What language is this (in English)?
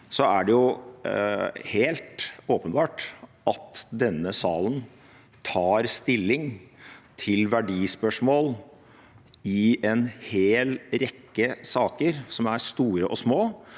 Norwegian